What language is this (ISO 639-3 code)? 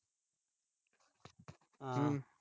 pan